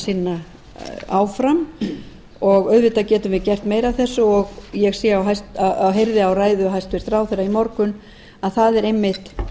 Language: Icelandic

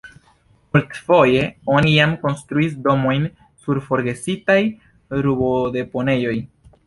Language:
Esperanto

